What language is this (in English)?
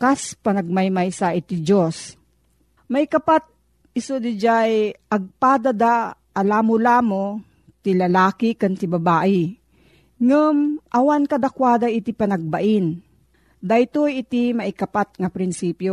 Filipino